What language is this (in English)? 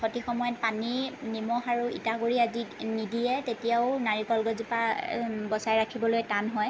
Assamese